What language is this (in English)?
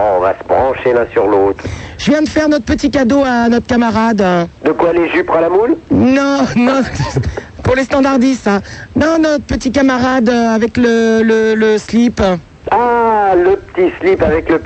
French